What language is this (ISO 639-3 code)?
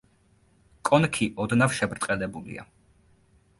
kat